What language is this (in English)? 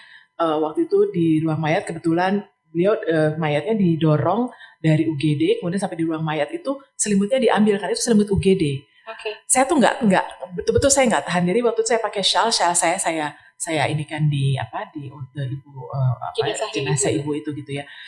Indonesian